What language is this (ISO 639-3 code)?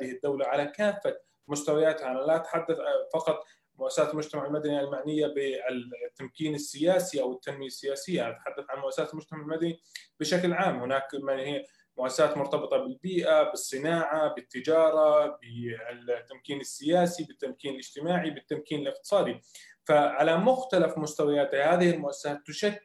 ara